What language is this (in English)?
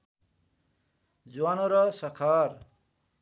Nepali